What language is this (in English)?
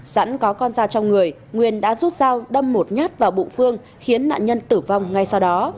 Vietnamese